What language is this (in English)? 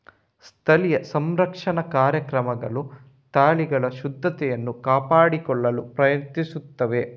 Kannada